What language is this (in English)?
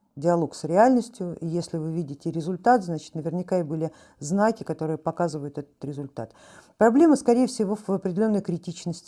Russian